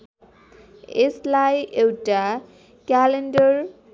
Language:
Nepali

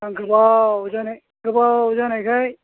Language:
Bodo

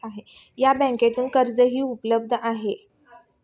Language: Marathi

